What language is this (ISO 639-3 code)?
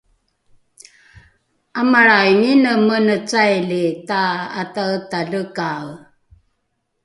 dru